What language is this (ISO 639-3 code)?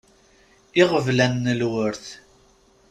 kab